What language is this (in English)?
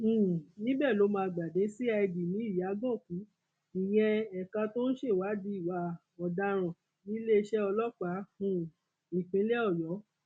Yoruba